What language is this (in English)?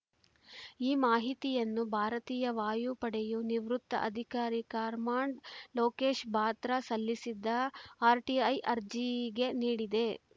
Kannada